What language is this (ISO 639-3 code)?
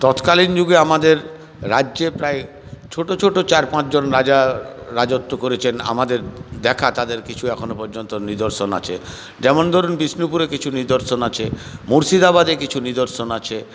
ben